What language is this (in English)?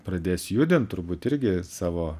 Lithuanian